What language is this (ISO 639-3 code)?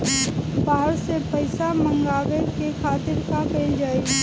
bho